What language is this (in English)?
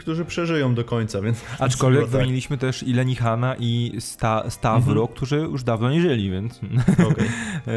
Polish